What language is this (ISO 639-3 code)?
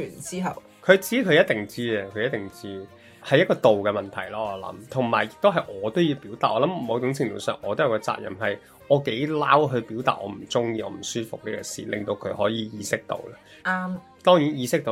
zho